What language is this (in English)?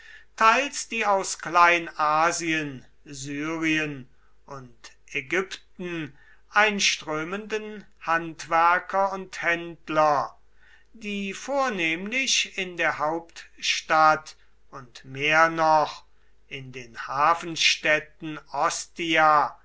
German